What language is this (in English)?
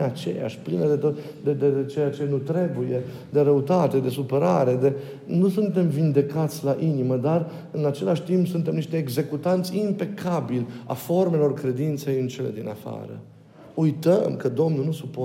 Romanian